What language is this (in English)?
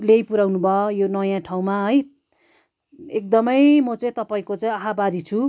Nepali